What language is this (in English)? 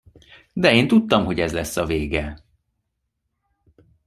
Hungarian